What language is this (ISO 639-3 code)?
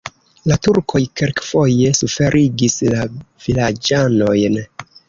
epo